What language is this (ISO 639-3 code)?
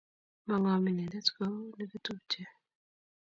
kln